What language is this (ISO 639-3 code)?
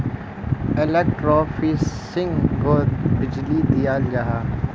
mag